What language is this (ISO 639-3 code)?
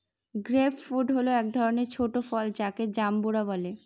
ben